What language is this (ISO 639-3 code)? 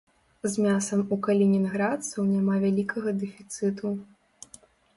bel